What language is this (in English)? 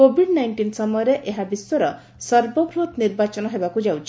Odia